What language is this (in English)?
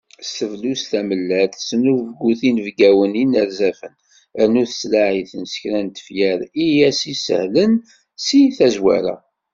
Kabyle